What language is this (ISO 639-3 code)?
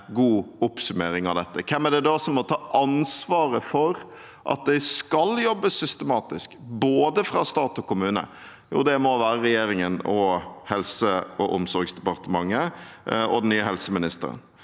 nor